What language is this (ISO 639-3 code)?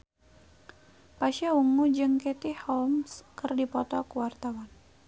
sun